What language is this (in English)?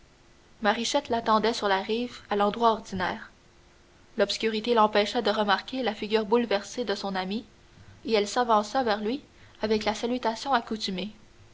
French